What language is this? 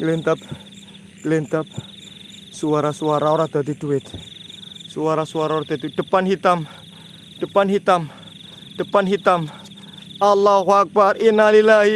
Indonesian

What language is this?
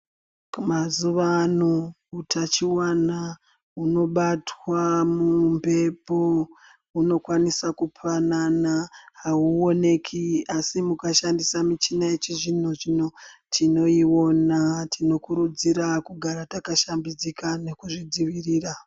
Ndau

